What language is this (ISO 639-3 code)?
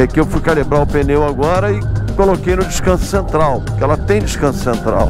por